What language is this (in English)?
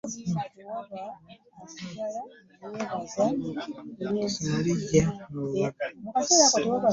Ganda